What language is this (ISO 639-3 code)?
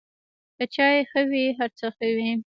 pus